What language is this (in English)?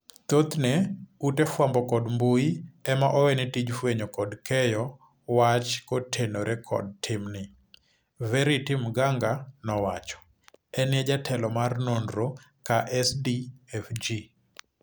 Luo (Kenya and Tanzania)